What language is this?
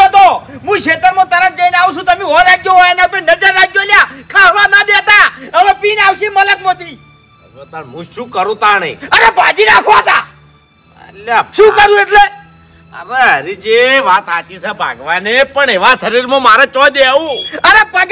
Gujarati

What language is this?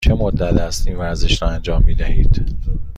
Persian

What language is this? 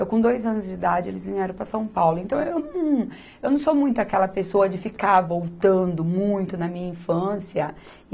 Portuguese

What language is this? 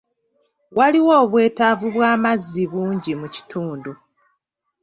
Ganda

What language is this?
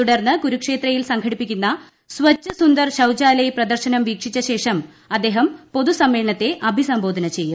Malayalam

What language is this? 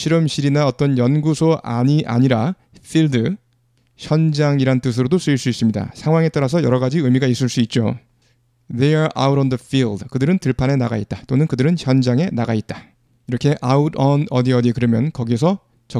Korean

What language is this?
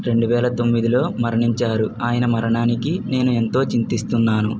Telugu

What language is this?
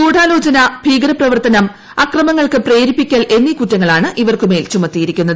Malayalam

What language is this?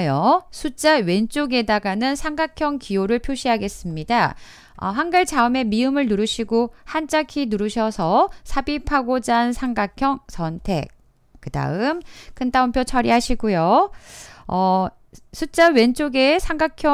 Korean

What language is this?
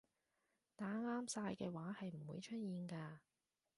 Cantonese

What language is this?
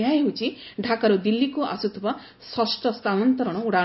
Odia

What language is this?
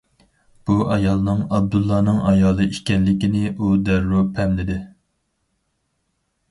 Uyghur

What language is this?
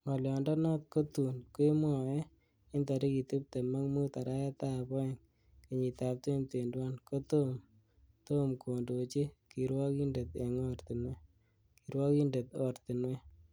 Kalenjin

